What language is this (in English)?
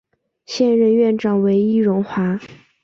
Chinese